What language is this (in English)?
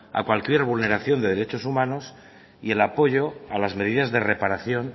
Spanish